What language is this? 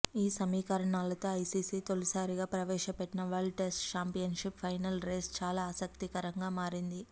Telugu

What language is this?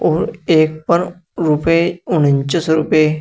Hindi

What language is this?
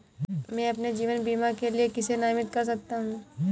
Hindi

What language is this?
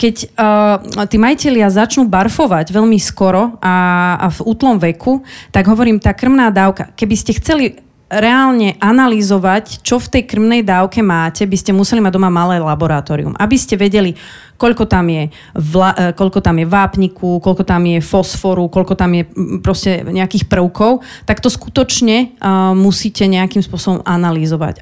Slovak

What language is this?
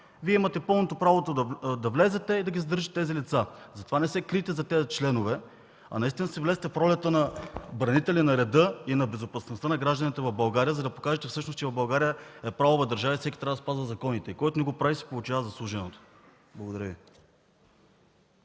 Bulgarian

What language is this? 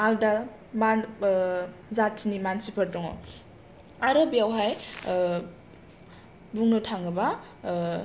Bodo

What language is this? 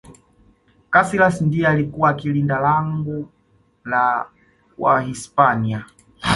Swahili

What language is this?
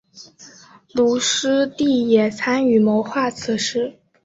Chinese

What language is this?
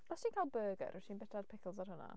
Welsh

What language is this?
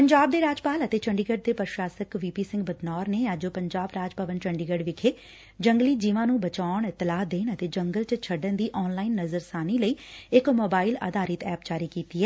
Punjabi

